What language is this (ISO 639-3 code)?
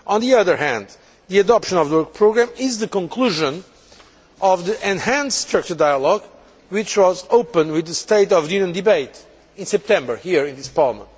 eng